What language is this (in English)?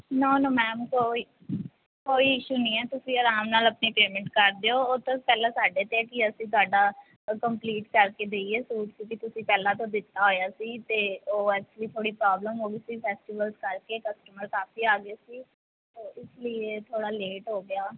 Punjabi